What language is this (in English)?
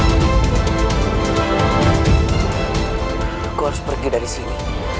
Indonesian